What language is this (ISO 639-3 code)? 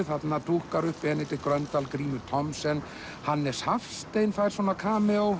isl